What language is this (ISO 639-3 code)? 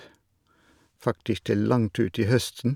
nor